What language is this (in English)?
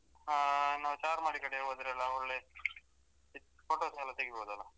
Kannada